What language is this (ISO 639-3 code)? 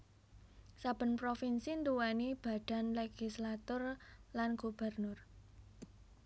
jav